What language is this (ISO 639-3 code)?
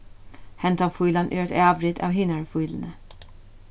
fao